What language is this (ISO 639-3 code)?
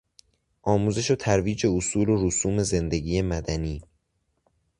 fas